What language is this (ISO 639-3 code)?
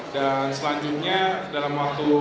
ind